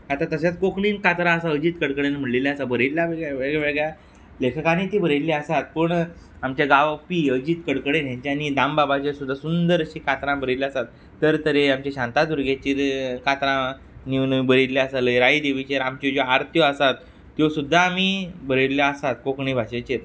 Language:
Konkani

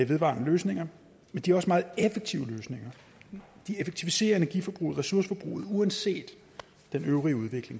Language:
Danish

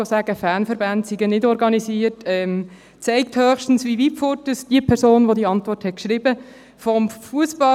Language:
Swiss German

